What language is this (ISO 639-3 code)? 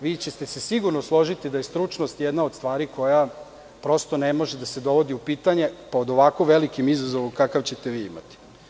srp